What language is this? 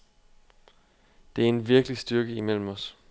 Danish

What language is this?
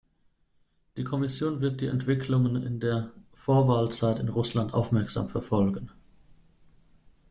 German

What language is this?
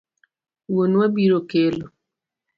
Luo (Kenya and Tanzania)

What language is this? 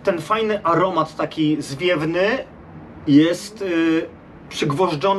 Polish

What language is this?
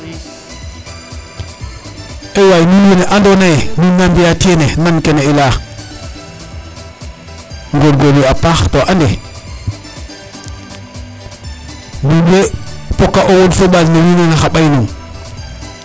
Serer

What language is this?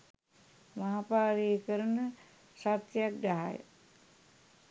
Sinhala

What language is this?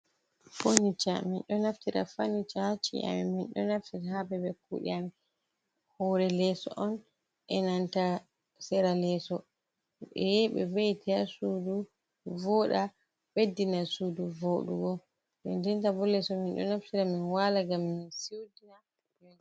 Fula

